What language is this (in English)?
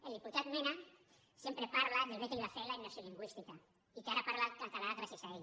Catalan